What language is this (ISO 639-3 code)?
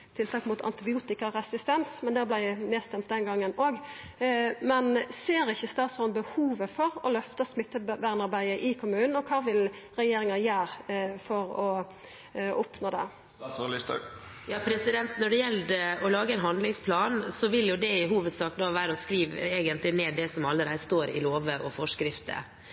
nor